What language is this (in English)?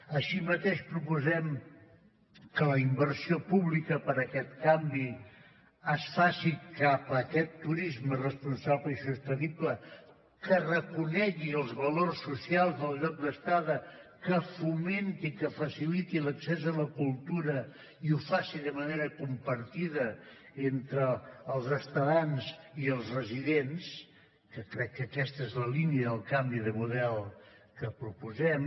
Catalan